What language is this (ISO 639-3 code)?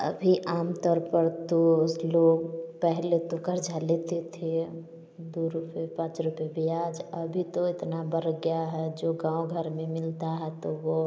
hin